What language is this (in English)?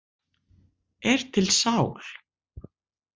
Icelandic